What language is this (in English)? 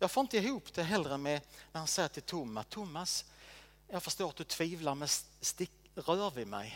Swedish